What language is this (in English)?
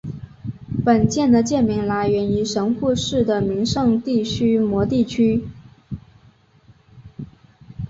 Chinese